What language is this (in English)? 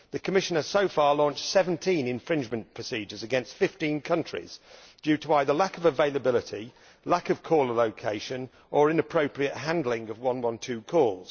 English